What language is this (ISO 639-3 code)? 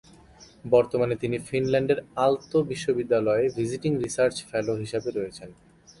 ben